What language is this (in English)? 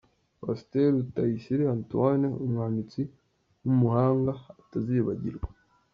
Kinyarwanda